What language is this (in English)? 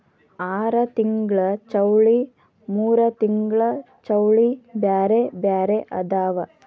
Kannada